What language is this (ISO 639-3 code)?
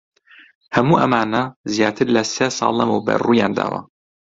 ckb